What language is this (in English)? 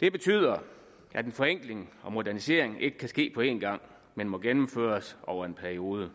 Danish